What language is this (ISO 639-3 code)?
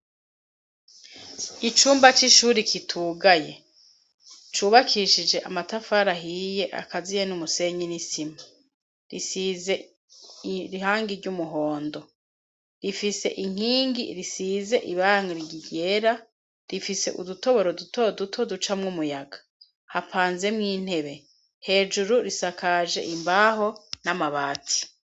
run